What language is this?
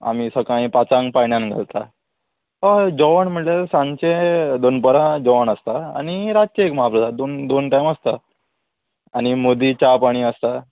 Konkani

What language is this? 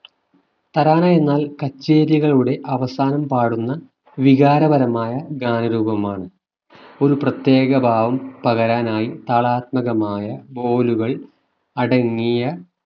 Malayalam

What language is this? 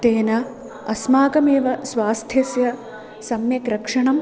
Sanskrit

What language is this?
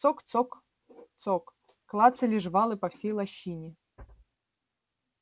Russian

